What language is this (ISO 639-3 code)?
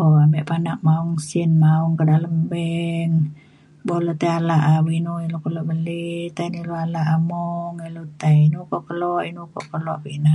xkl